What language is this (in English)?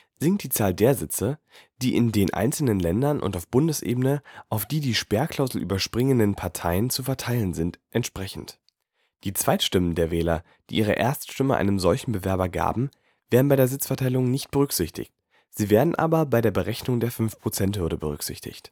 German